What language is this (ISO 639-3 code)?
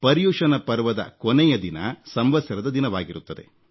kan